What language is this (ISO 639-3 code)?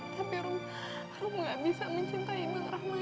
ind